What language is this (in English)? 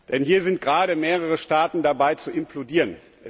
German